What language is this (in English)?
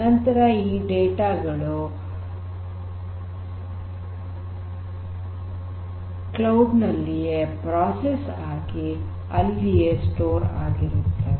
Kannada